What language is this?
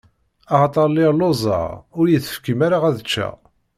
Kabyle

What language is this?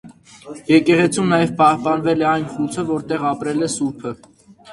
Armenian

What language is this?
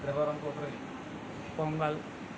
Telugu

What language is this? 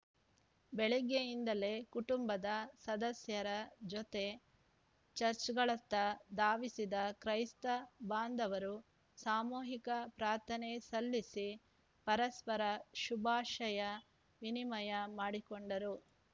Kannada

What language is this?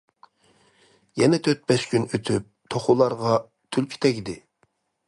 Uyghur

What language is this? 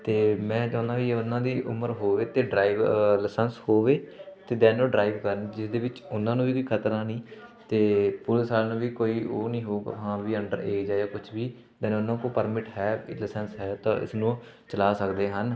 Punjabi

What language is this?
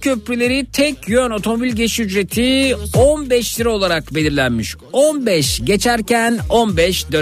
Turkish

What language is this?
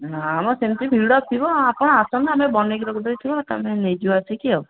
Odia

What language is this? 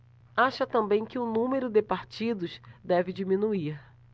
Portuguese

